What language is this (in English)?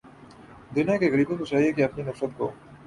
Urdu